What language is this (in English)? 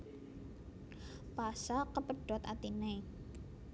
Javanese